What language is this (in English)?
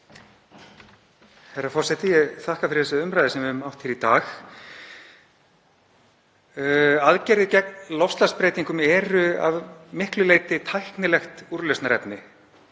Icelandic